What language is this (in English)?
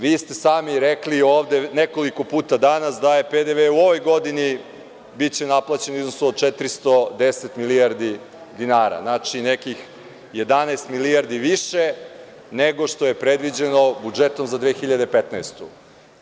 Serbian